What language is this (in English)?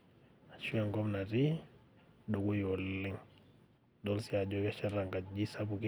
Masai